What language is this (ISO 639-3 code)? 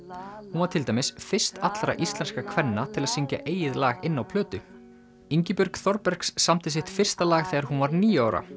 isl